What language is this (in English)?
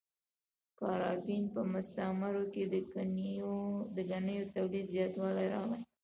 Pashto